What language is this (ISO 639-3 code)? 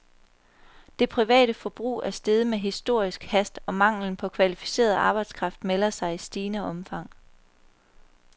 dan